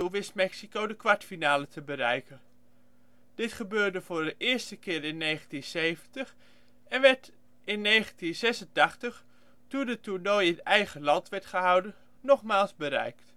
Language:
Dutch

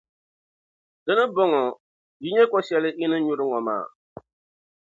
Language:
Dagbani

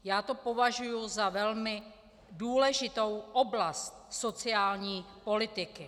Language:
Czech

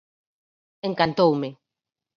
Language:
Galician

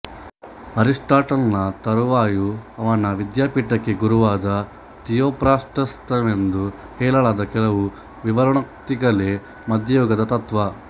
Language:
Kannada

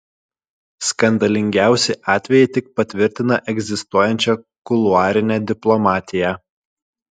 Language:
Lithuanian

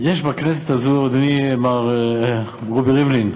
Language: Hebrew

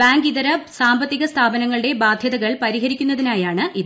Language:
Malayalam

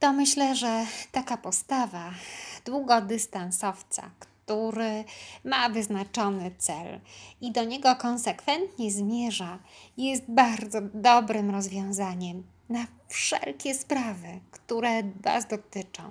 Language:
Polish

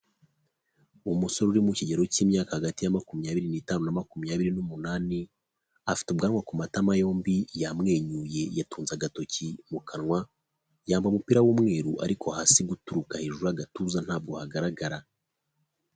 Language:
Kinyarwanda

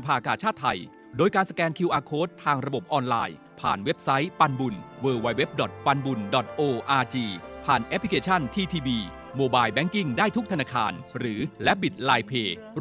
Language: Thai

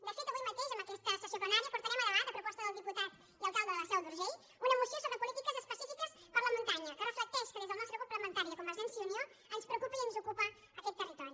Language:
Catalan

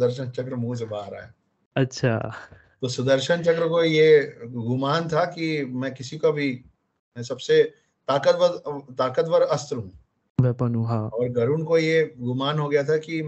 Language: Hindi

